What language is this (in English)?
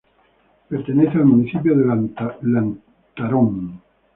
Spanish